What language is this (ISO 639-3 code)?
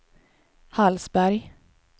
swe